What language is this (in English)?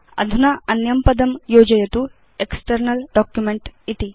Sanskrit